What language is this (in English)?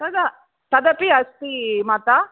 Sanskrit